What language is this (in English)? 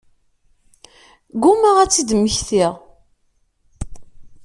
Kabyle